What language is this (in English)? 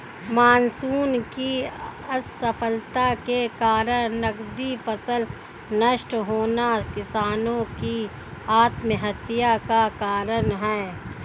Hindi